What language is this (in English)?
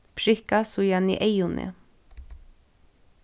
Faroese